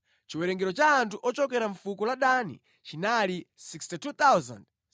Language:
Nyanja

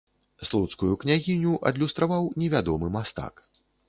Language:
Belarusian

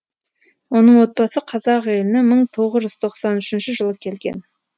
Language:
Kazakh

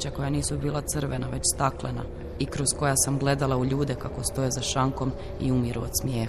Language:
Croatian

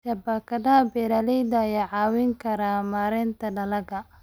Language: Somali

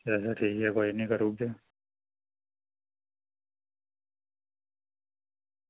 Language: Dogri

